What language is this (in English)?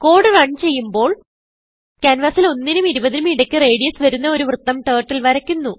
Malayalam